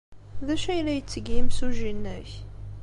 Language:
Kabyle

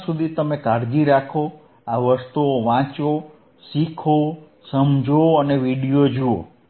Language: Gujarati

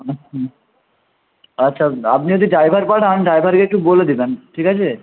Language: Bangla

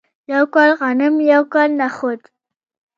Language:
Pashto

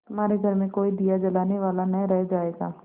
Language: Hindi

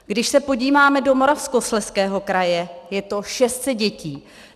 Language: Czech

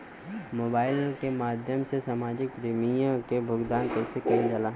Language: Bhojpuri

